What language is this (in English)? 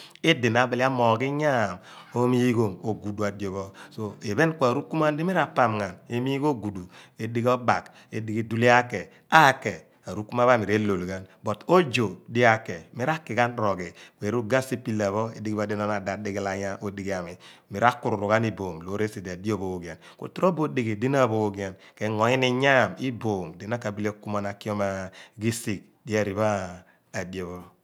Abua